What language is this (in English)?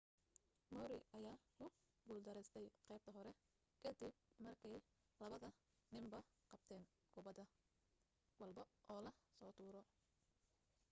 Somali